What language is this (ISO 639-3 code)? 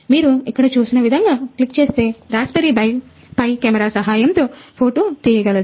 tel